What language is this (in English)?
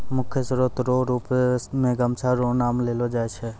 Maithili